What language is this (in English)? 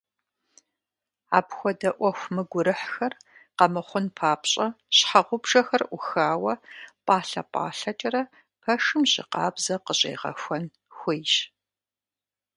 Kabardian